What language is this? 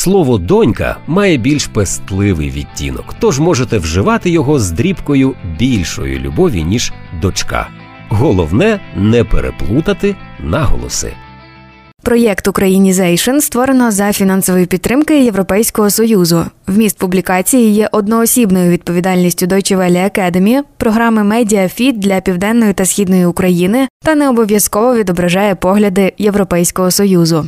Ukrainian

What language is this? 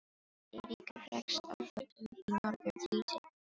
Icelandic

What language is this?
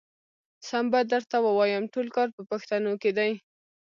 Pashto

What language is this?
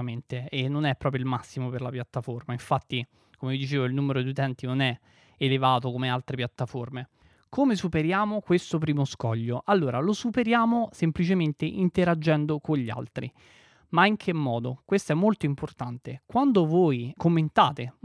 Italian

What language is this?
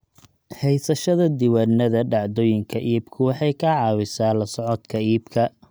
Somali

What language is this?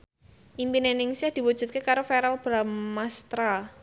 Javanese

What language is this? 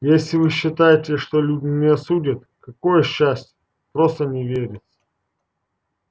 Russian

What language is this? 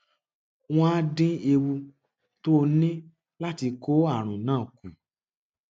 Yoruba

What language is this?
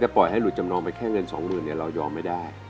Thai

